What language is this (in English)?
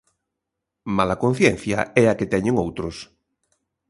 Galician